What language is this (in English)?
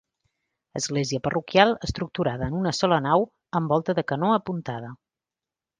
Catalan